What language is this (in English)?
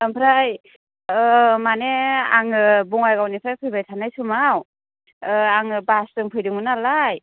Bodo